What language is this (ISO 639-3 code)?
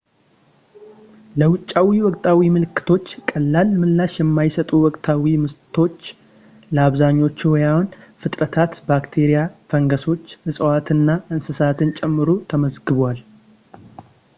amh